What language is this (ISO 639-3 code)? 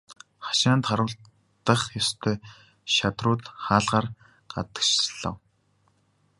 mon